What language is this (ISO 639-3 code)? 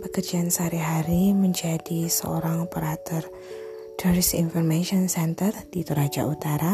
ind